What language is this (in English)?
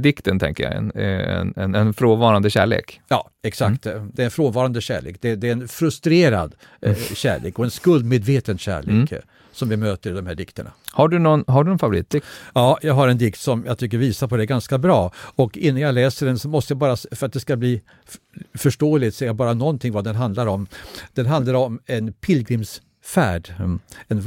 Swedish